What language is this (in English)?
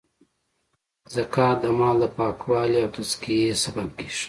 Pashto